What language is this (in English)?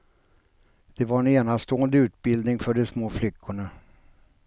Swedish